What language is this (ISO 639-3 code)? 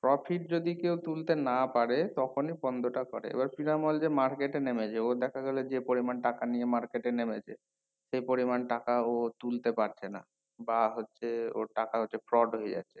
ben